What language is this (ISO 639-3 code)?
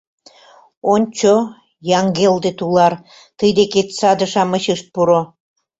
chm